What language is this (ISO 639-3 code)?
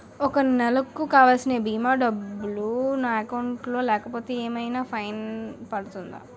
tel